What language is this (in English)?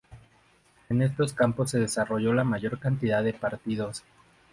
Spanish